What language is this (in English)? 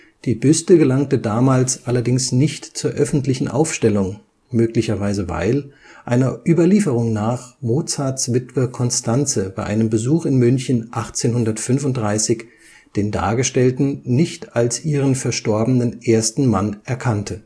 German